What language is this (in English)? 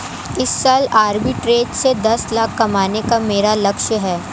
Hindi